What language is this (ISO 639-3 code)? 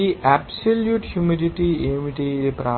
tel